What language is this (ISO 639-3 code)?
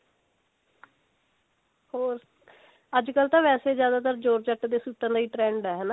pan